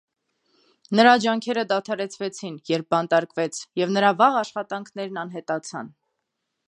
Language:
Armenian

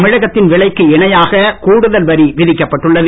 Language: Tamil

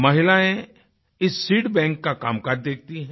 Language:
Hindi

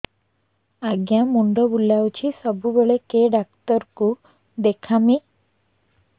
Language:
Odia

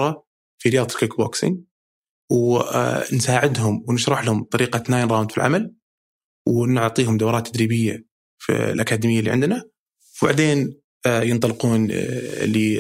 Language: Arabic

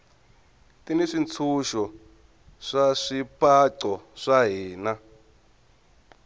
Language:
Tsonga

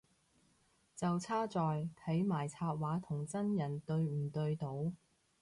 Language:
Cantonese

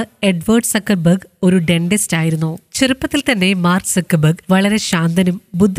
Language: Malayalam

